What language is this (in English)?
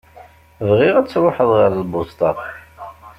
Kabyle